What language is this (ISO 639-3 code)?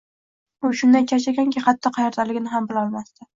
uzb